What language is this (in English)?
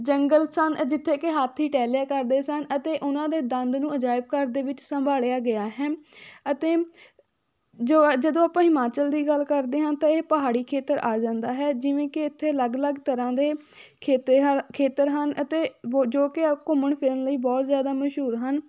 Punjabi